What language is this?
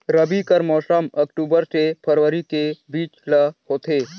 Chhattisgarhi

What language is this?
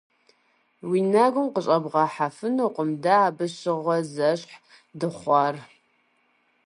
Kabardian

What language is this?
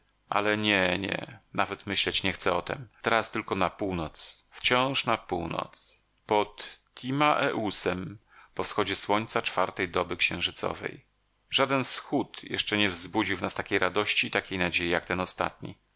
Polish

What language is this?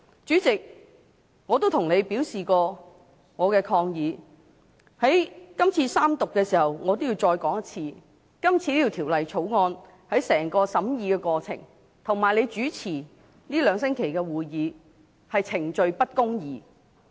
Cantonese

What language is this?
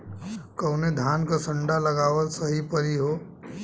Bhojpuri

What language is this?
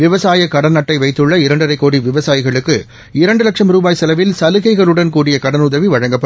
Tamil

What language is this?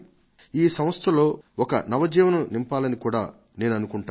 Telugu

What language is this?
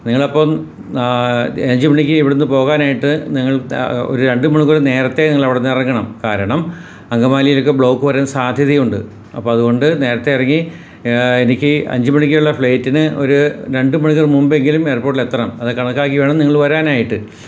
Malayalam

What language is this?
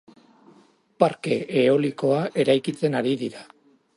Basque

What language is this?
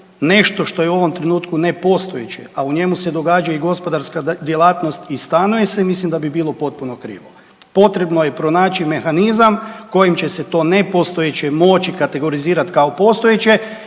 Croatian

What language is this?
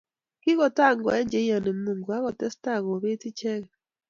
Kalenjin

